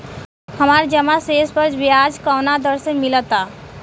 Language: Bhojpuri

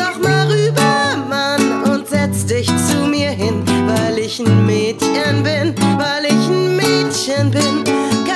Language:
Turkish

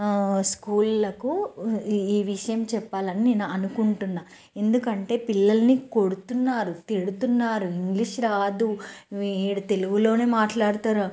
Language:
Telugu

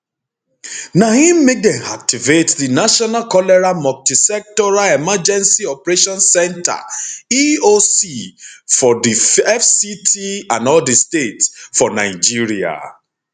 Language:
Nigerian Pidgin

